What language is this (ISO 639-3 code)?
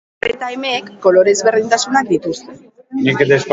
eus